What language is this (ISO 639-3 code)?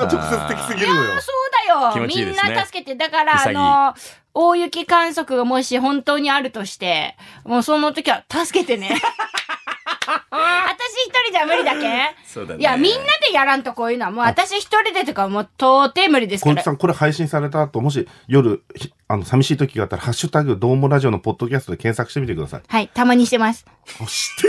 jpn